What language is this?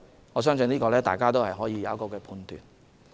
Cantonese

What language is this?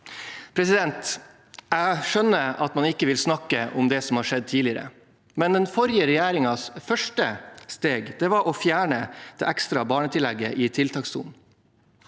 Norwegian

